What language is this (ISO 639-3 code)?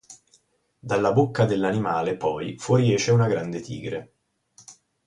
ita